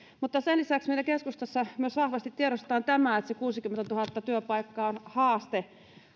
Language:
Finnish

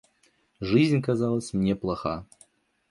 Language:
Russian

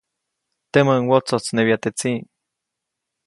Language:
Copainalá Zoque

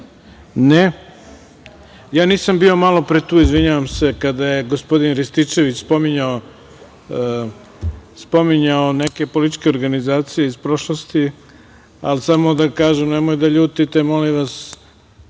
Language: Serbian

